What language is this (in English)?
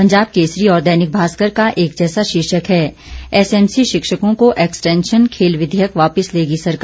Hindi